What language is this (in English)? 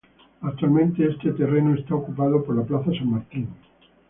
Spanish